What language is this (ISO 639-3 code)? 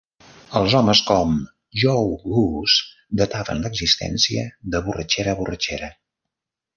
cat